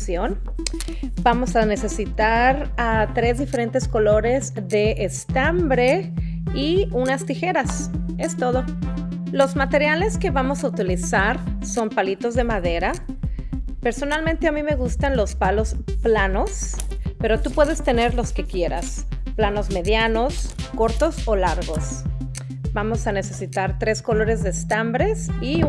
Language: Spanish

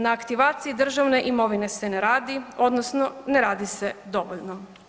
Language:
Croatian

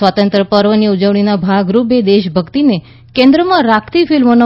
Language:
Gujarati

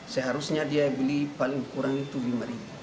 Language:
Indonesian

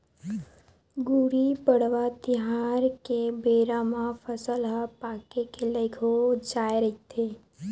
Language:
Chhattisgarhi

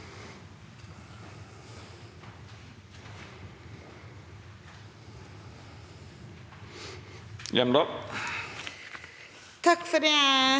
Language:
Norwegian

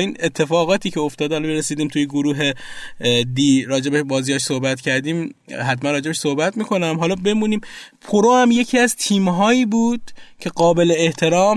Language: Persian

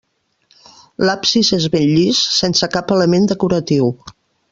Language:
Catalan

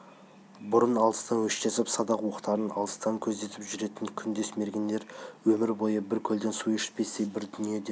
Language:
Kazakh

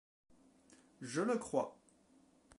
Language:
French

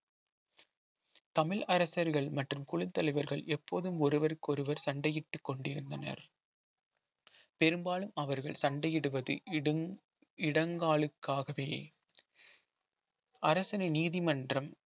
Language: Tamil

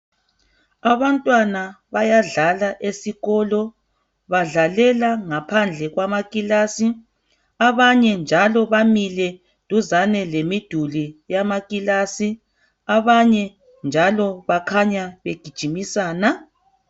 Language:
North Ndebele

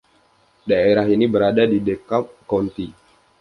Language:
Indonesian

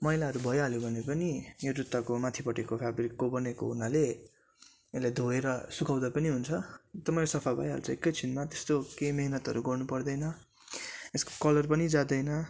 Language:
Nepali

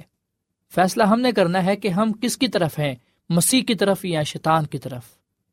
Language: Urdu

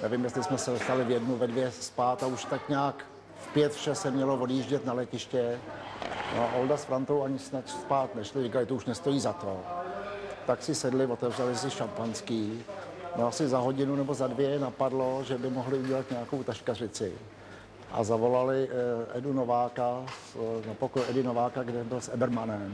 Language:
Czech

